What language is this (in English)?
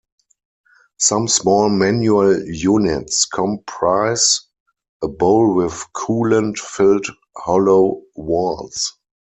English